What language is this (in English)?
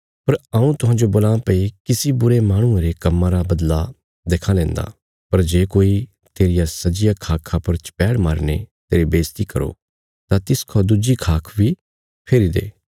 Bilaspuri